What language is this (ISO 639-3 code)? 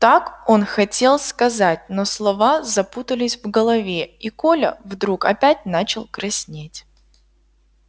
rus